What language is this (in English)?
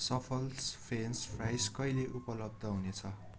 Nepali